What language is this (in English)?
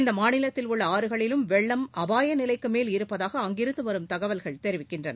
Tamil